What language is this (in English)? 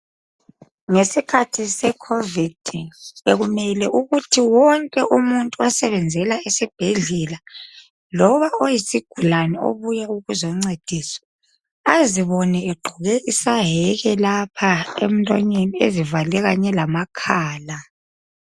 North Ndebele